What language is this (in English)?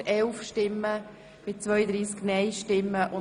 Swiss German